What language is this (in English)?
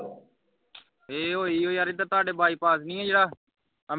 Punjabi